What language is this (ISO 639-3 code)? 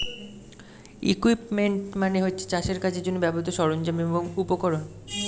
ben